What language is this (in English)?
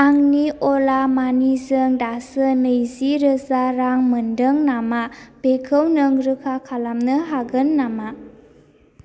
Bodo